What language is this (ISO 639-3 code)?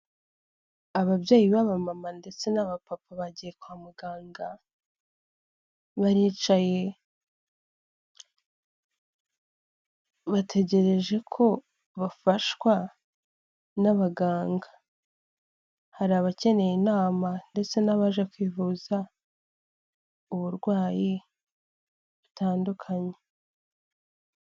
kin